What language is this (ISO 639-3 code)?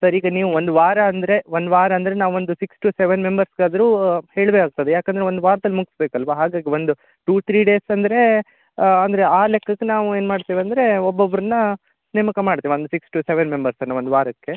kan